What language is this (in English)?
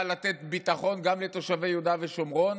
Hebrew